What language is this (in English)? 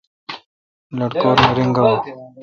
Kalkoti